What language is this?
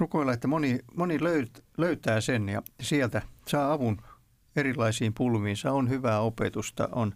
Finnish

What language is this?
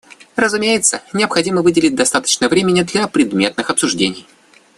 Russian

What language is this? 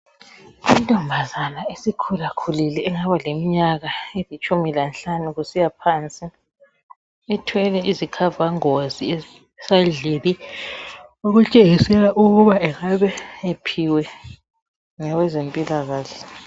North Ndebele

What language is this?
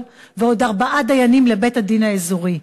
Hebrew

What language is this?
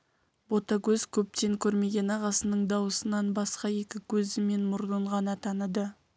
Kazakh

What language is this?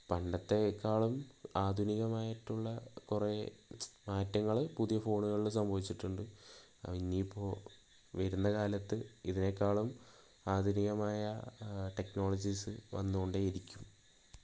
Malayalam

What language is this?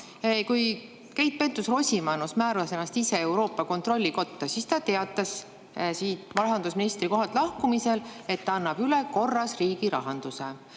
Estonian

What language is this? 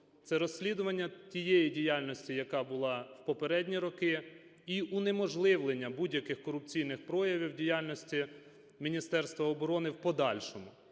Ukrainian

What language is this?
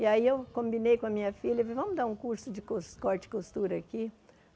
Portuguese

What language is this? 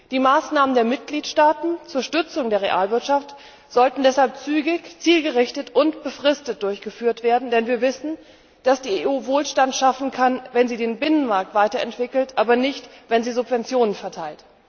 German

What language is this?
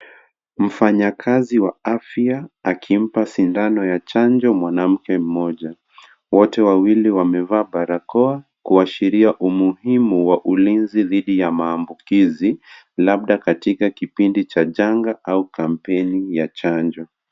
Swahili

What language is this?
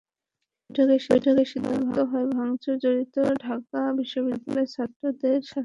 Bangla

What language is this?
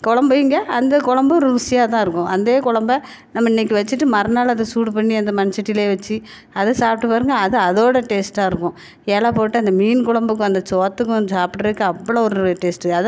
Tamil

